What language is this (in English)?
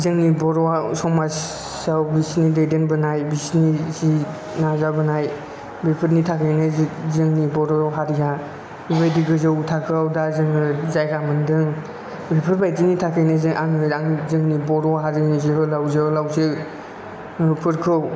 Bodo